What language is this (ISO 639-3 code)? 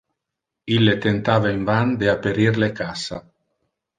ina